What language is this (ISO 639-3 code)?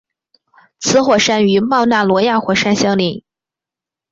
zho